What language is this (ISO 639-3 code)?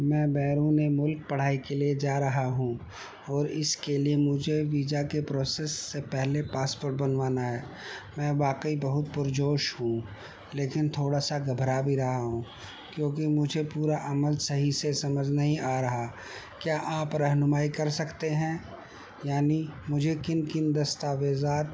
urd